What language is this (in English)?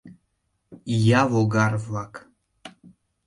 Mari